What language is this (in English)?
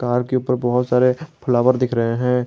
Hindi